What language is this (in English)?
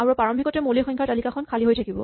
Assamese